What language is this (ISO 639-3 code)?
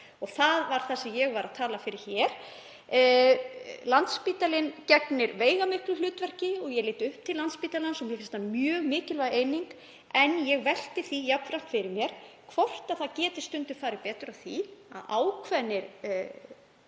isl